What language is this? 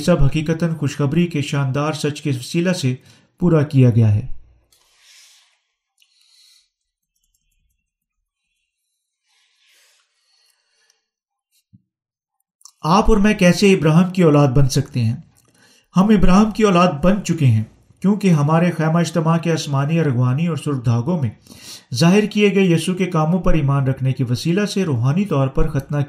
Urdu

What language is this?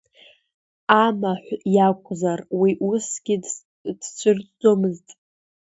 Abkhazian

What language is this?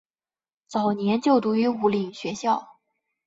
Chinese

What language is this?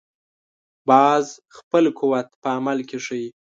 Pashto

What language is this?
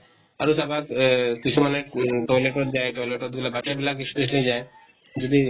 Assamese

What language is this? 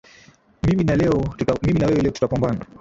Swahili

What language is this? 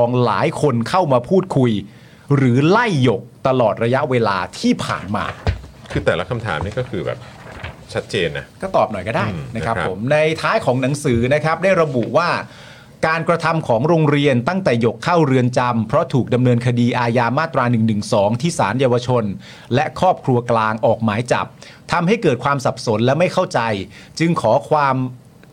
Thai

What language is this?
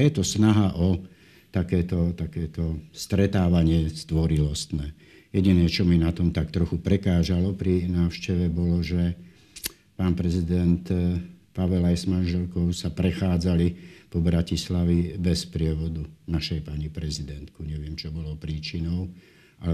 Slovak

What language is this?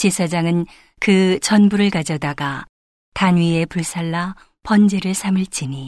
Korean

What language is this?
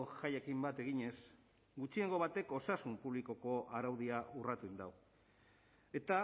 Basque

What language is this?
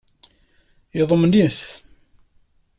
Kabyle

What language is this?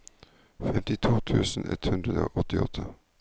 Norwegian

